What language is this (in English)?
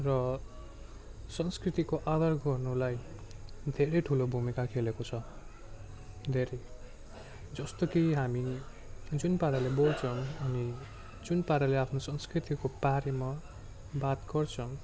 Nepali